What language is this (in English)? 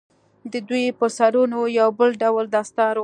Pashto